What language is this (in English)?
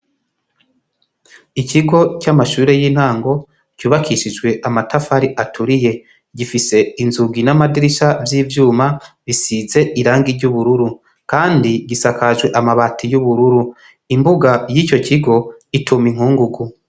Rundi